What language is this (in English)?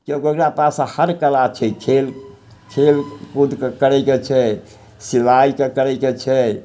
Maithili